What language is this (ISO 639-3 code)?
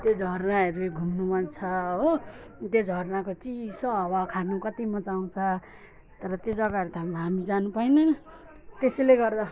nep